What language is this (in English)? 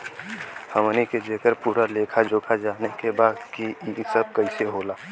Bhojpuri